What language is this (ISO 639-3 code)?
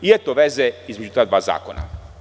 srp